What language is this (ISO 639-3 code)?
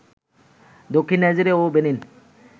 ben